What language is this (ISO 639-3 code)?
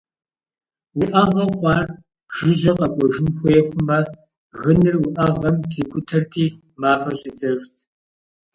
kbd